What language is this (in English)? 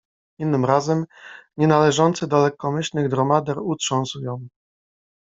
Polish